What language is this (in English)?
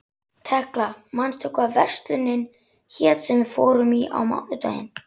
Icelandic